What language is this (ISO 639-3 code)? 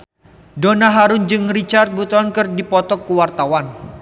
sun